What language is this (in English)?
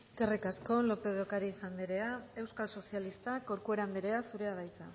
Basque